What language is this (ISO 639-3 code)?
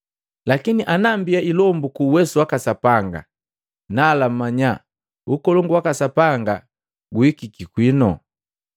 mgv